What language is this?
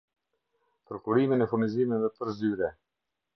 Albanian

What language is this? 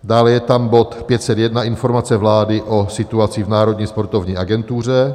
Czech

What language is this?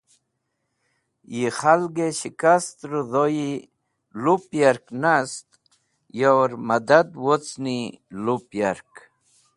Wakhi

